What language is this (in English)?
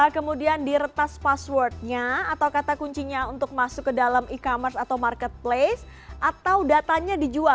Indonesian